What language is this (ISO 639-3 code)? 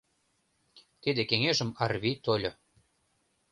chm